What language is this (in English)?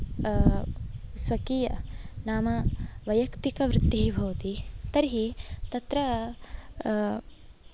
Sanskrit